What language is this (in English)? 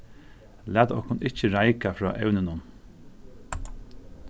Faroese